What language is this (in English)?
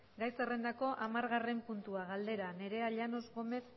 Basque